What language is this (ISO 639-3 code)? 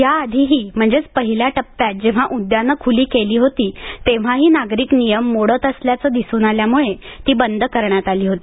mar